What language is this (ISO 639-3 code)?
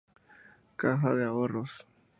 spa